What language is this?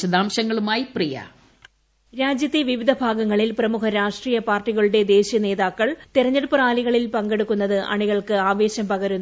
Malayalam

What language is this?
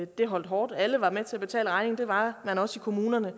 Danish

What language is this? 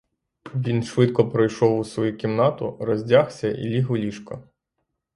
Ukrainian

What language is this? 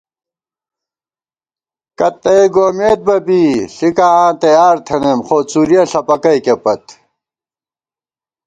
Gawar-Bati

